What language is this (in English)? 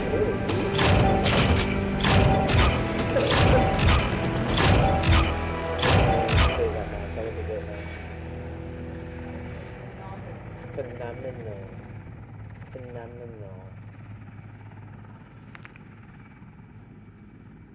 English